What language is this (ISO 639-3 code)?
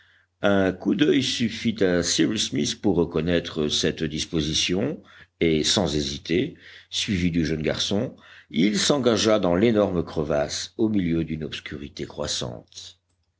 fra